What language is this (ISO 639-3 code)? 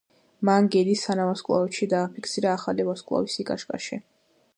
kat